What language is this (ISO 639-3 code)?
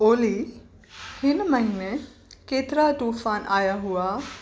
snd